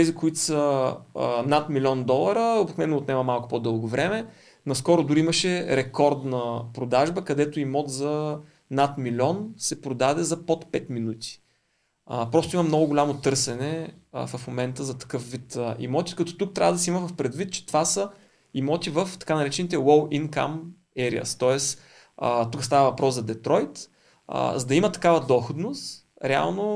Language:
Bulgarian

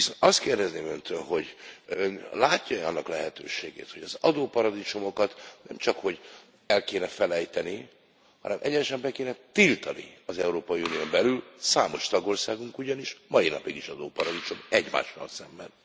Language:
Hungarian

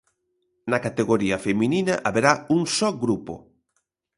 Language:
Galician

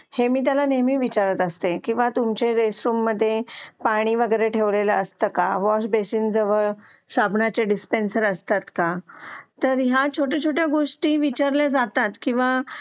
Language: Marathi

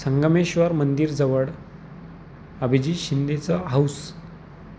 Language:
Marathi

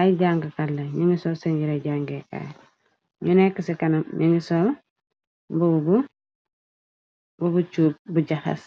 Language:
Wolof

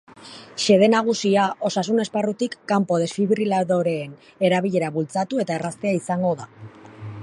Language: Basque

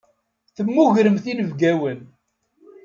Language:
Kabyle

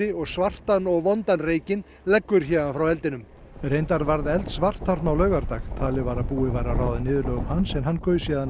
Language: Icelandic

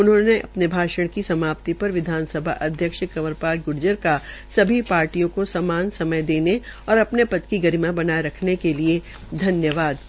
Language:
Hindi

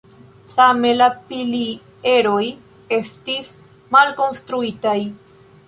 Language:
Esperanto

